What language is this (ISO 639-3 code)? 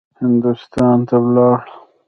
pus